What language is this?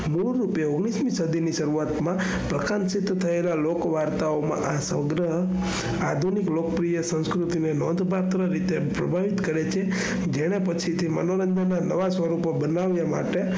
Gujarati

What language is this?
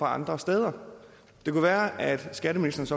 Danish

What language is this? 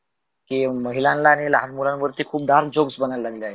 Marathi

